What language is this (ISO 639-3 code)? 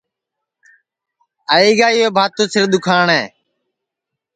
ssi